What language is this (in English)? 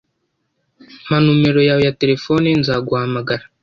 Kinyarwanda